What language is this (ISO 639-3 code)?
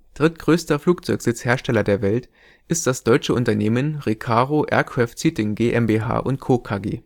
deu